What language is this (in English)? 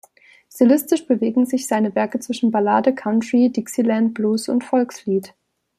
German